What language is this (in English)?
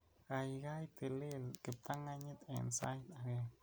Kalenjin